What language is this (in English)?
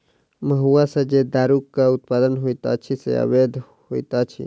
Maithili